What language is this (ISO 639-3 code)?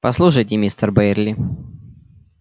rus